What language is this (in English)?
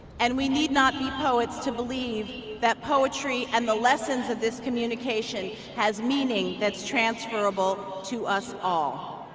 English